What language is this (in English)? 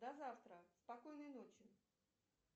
Russian